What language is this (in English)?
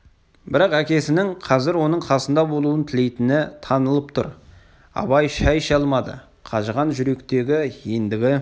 Kazakh